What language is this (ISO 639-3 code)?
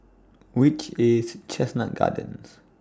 eng